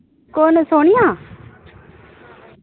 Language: Dogri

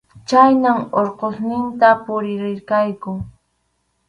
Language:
Arequipa-La Unión Quechua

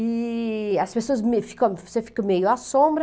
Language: Portuguese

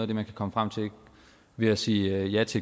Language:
Danish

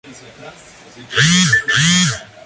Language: Spanish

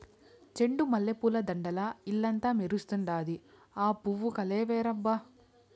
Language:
Telugu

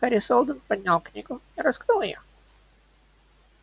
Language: Russian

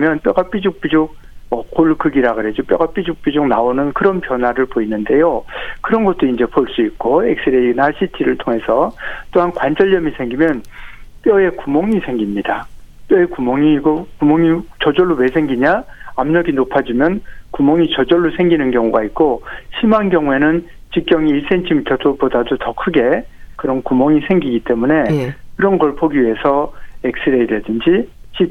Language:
Korean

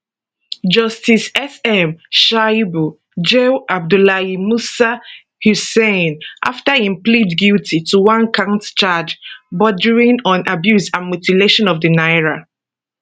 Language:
Nigerian Pidgin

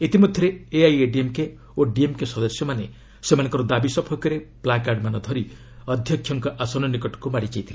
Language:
Odia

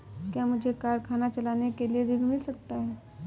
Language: Hindi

